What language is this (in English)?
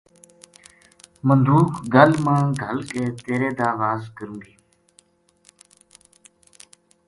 Gujari